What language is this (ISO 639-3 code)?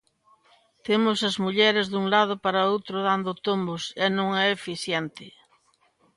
glg